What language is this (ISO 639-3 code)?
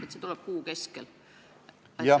est